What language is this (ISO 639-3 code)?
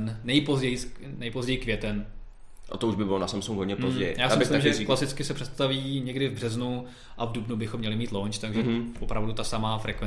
ces